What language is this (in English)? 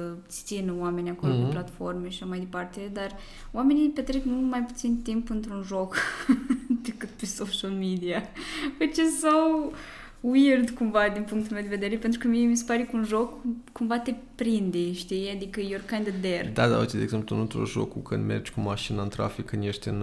Romanian